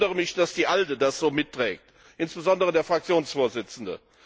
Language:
German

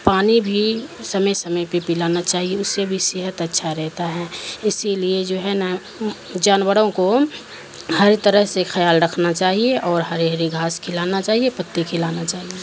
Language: Urdu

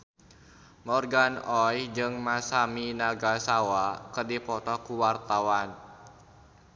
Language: Sundanese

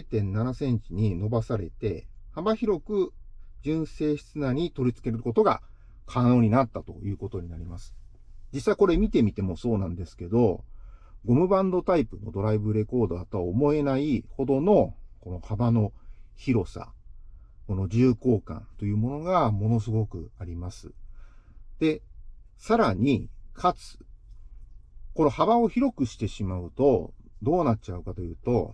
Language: Japanese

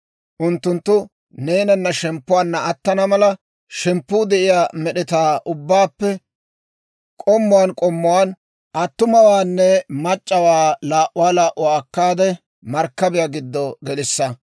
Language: Dawro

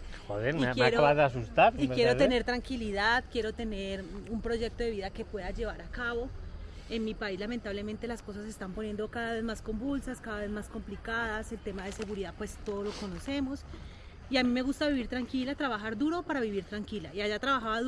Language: Spanish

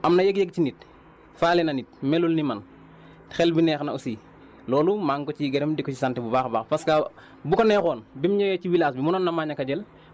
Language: Wolof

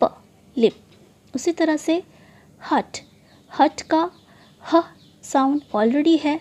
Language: Hindi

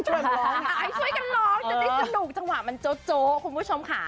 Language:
Thai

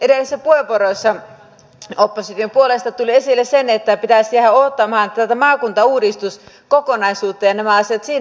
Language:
Finnish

